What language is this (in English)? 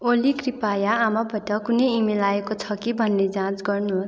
Nepali